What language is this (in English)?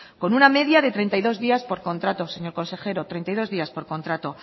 Spanish